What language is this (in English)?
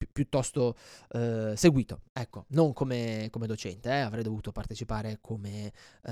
Italian